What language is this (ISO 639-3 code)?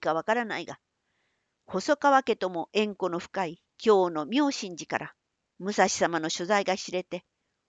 jpn